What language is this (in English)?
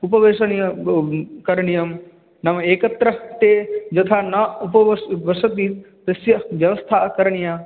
Sanskrit